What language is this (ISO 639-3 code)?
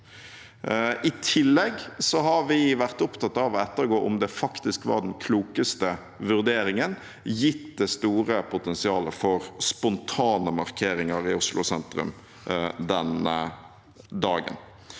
nor